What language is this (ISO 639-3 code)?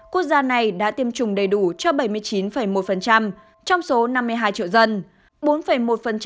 vie